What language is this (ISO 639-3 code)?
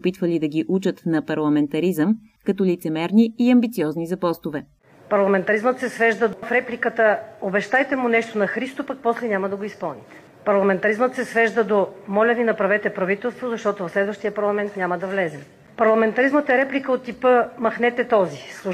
bul